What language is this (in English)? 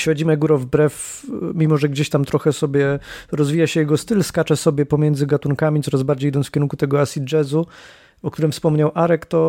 Polish